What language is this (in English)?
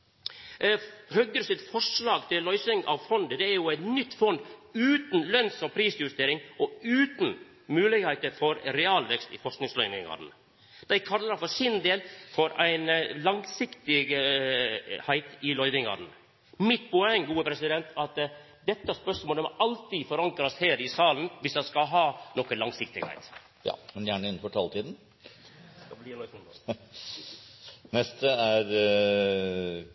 Norwegian